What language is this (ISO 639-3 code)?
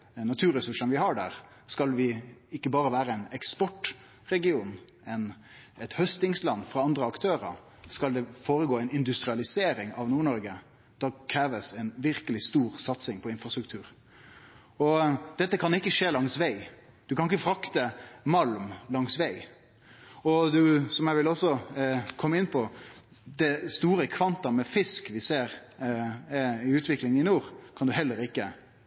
nno